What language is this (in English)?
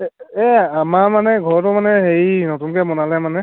Assamese